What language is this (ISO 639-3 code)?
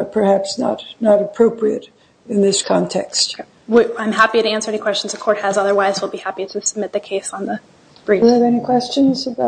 eng